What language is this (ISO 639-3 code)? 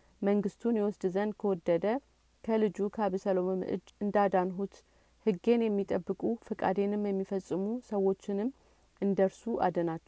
amh